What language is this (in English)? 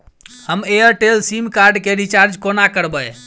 Maithili